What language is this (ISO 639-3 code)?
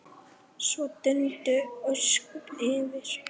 isl